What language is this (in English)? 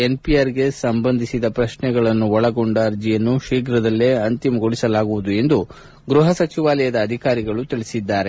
Kannada